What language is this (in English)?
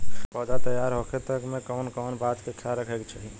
Bhojpuri